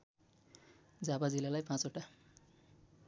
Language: Nepali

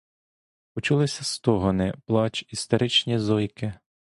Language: Ukrainian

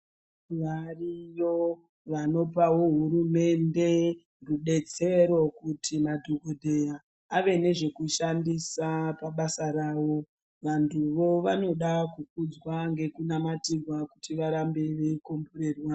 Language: Ndau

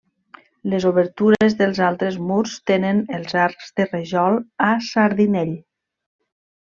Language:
Catalan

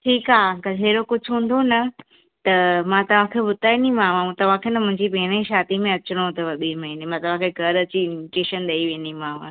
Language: Sindhi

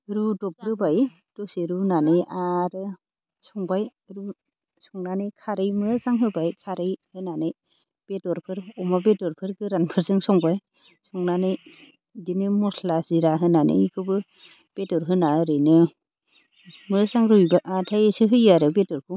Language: Bodo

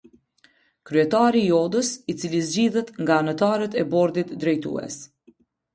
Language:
Albanian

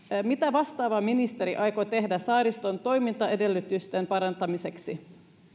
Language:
Finnish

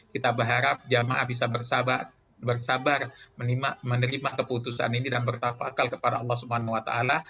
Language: Indonesian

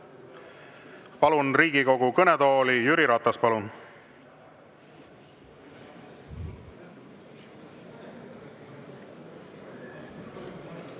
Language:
Estonian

